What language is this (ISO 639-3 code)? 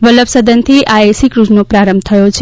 guj